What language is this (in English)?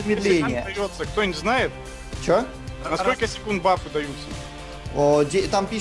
Russian